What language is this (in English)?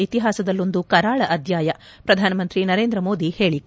Kannada